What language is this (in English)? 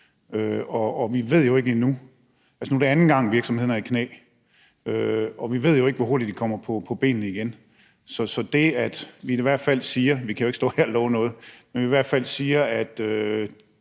Danish